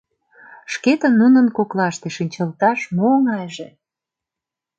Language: Mari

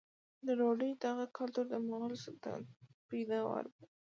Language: Pashto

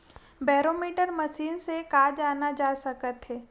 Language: Chhattisgarhi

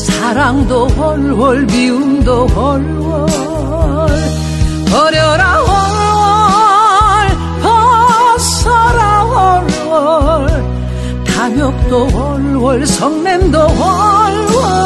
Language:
Korean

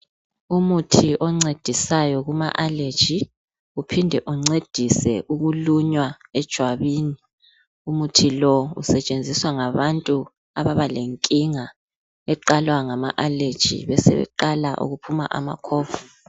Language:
North Ndebele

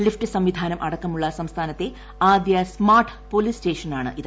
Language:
Malayalam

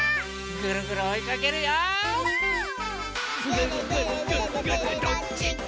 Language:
Japanese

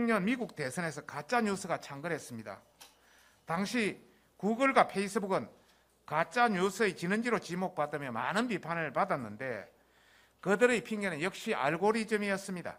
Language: Korean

